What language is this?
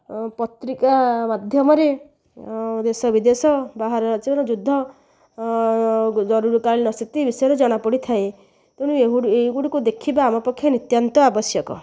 Odia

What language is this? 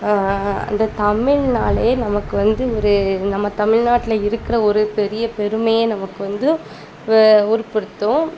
Tamil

